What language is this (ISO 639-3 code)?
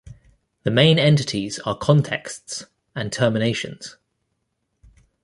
eng